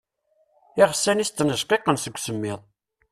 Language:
Kabyle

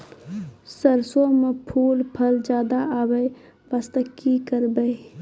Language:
Maithili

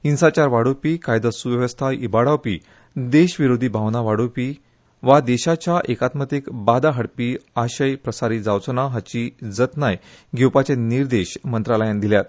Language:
Konkani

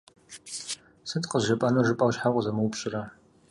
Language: Kabardian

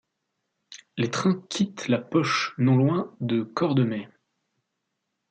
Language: French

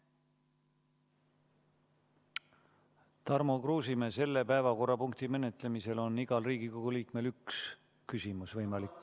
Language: Estonian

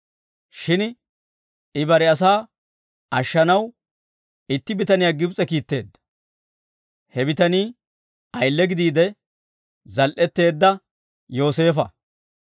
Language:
Dawro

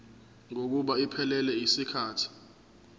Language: Zulu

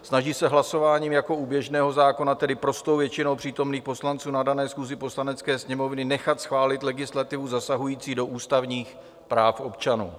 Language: Czech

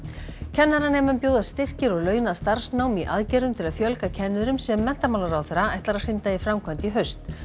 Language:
Icelandic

